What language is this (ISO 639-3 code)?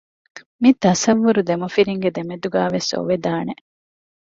div